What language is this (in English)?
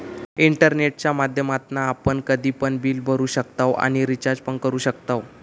Marathi